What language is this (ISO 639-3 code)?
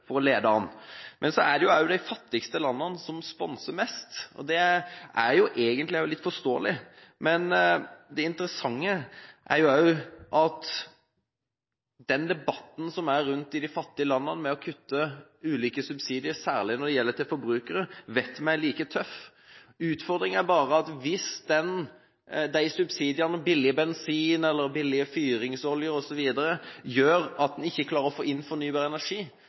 nob